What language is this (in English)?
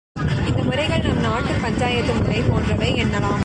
Tamil